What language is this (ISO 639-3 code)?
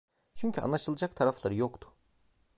tur